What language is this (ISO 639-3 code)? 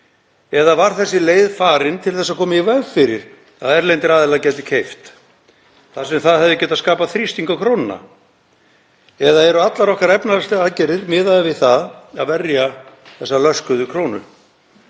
isl